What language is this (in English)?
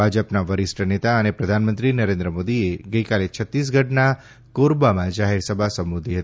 Gujarati